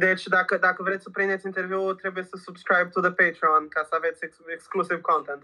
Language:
Romanian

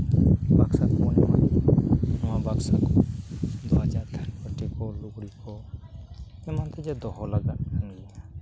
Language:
Santali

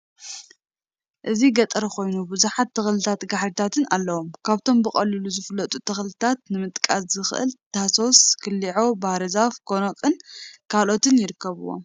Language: Tigrinya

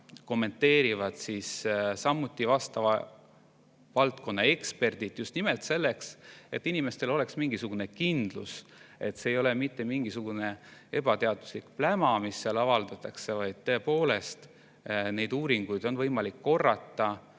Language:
Estonian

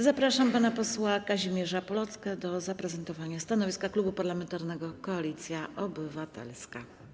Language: Polish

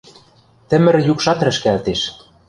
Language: Western Mari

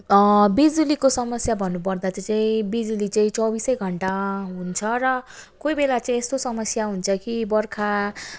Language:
Nepali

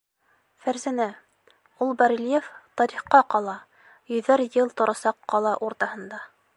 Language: Bashkir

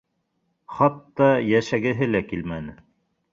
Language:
Bashkir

